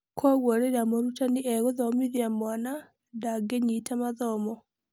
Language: Kikuyu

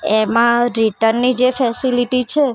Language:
Gujarati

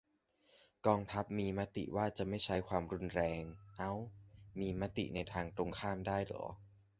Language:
Thai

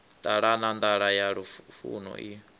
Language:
Venda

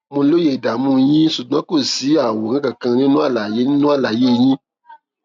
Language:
Yoruba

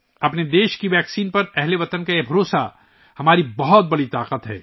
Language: Urdu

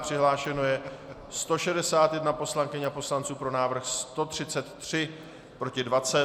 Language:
Czech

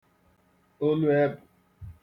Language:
Igbo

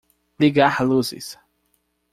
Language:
Portuguese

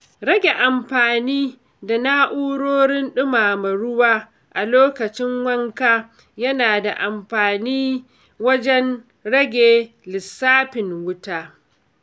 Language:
Hausa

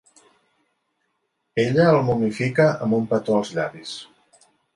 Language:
Catalan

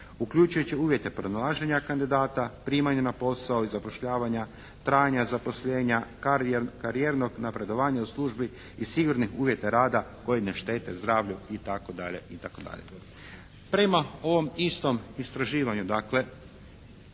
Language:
Croatian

